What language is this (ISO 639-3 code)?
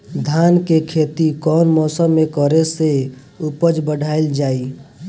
bho